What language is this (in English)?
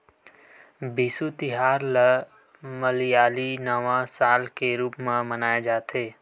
Chhattisgarhi